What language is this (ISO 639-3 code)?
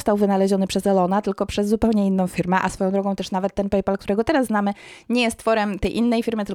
pol